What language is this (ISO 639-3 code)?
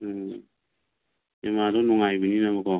mni